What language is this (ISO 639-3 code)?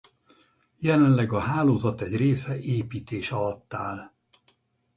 hun